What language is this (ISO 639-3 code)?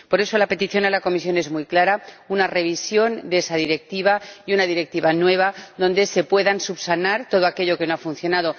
spa